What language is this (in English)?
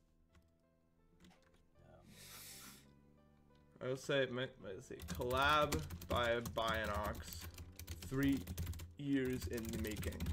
English